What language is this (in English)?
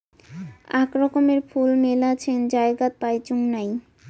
Bangla